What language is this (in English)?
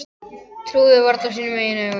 Icelandic